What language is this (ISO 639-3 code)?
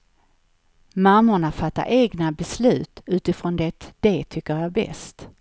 swe